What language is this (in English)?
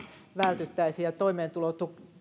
Finnish